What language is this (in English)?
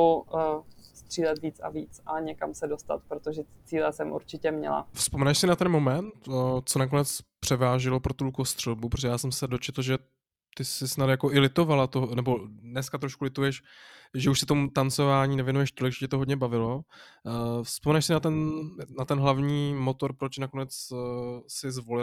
Czech